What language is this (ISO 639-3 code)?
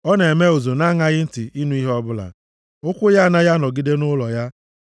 ibo